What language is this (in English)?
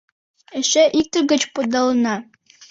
Mari